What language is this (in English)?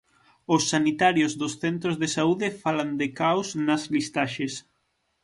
Galician